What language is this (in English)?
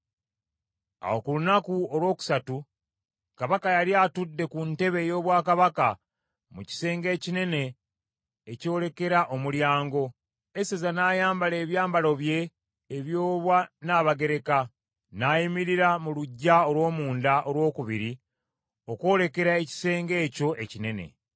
Ganda